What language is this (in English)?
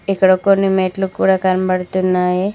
Telugu